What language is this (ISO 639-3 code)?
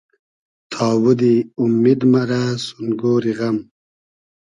haz